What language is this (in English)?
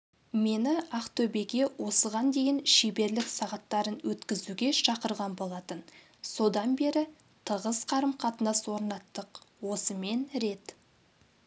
Kazakh